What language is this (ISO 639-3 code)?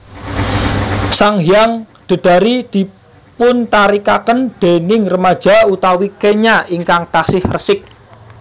jav